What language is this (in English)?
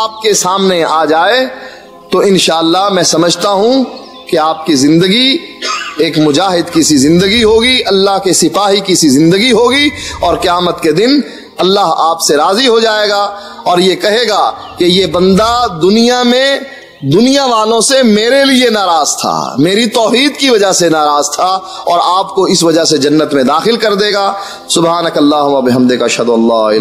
Urdu